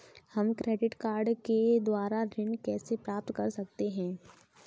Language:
Hindi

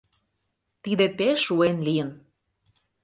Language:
Mari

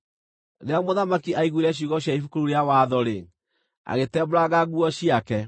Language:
Kikuyu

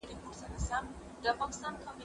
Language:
Pashto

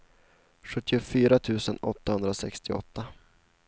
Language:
Swedish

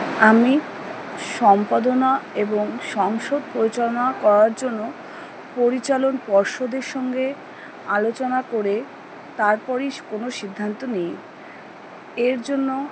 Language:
Bangla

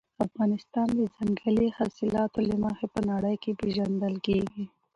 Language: Pashto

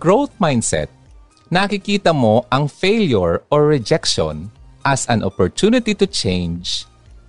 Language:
Filipino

